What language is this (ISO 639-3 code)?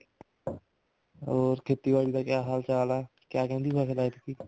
pan